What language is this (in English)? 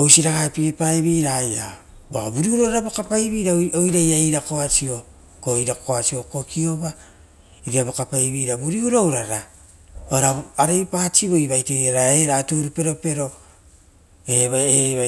Rotokas